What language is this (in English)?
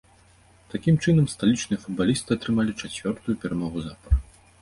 Belarusian